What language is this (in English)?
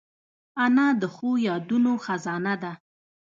Pashto